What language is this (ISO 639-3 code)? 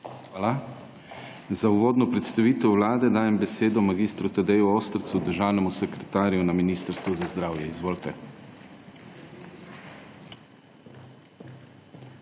slv